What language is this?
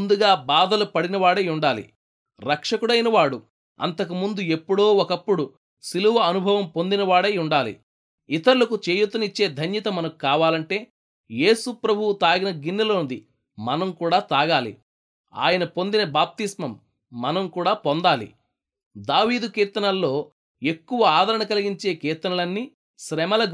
Telugu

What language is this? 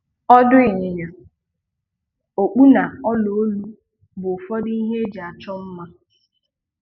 Igbo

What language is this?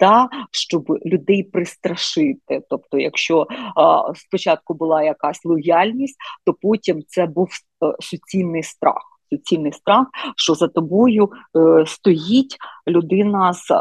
Ukrainian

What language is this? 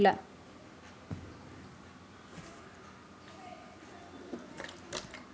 Marathi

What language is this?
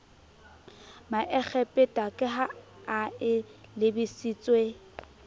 Southern Sotho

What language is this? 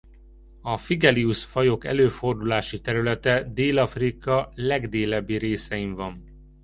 Hungarian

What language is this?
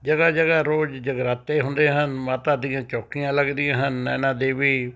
Punjabi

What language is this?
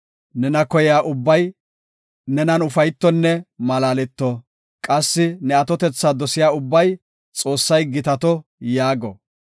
Gofa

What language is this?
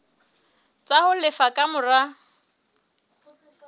Southern Sotho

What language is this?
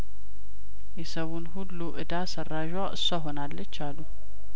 Amharic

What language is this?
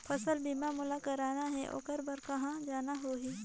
Chhattisgarhi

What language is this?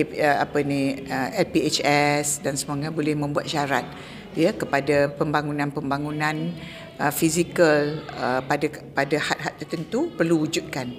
Malay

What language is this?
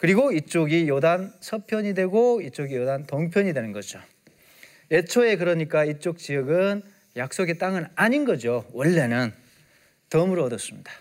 Korean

